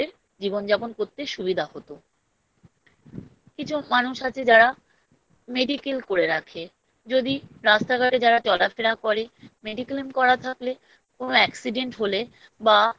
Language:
Bangla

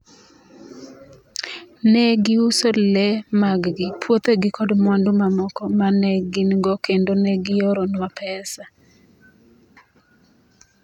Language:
Luo (Kenya and Tanzania)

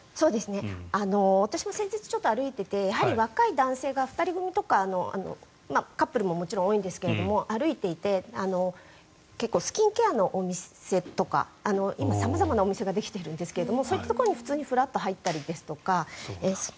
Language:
Japanese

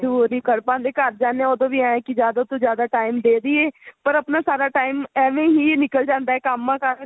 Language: Punjabi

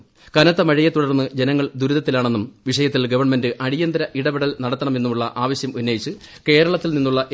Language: Malayalam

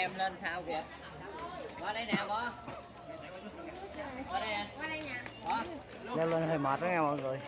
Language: Vietnamese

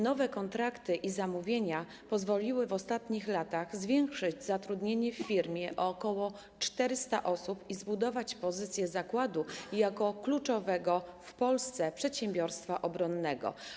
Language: Polish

